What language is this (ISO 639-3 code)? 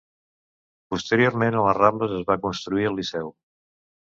cat